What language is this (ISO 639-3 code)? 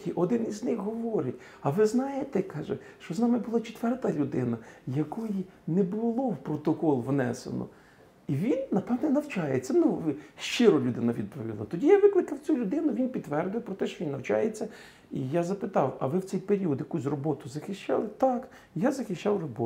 ukr